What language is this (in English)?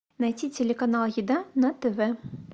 Russian